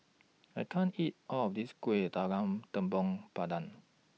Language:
English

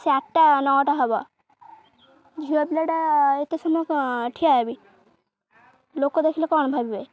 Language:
Odia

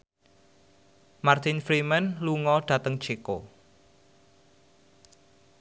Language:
Javanese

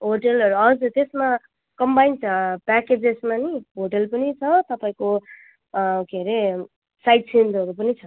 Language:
Nepali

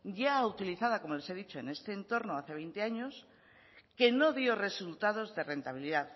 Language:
Spanish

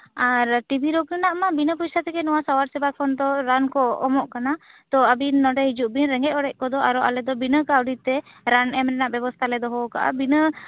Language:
Santali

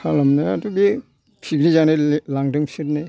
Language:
Bodo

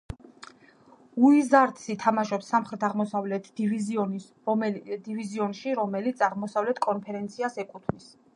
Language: Georgian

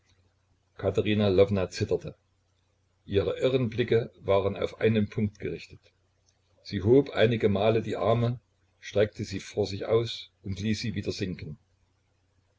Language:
German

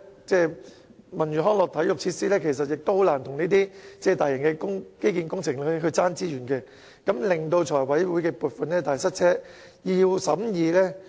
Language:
Cantonese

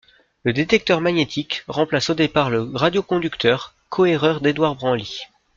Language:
French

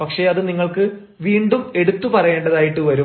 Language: Malayalam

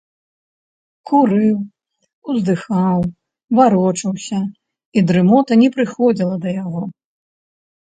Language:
Belarusian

